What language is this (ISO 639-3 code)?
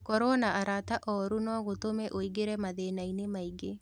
kik